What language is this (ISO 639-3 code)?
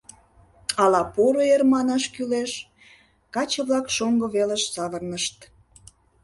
chm